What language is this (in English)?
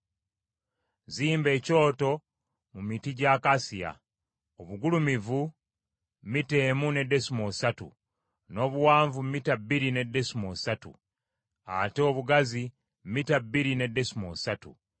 Ganda